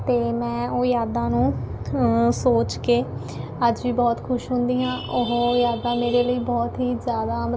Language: Punjabi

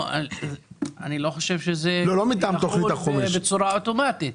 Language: Hebrew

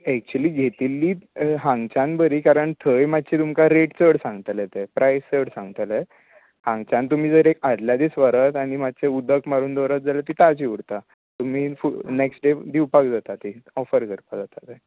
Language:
Konkani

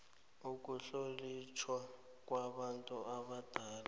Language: South Ndebele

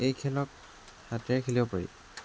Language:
Assamese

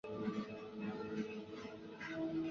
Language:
Chinese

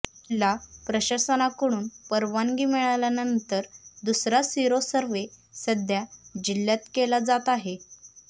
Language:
Marathi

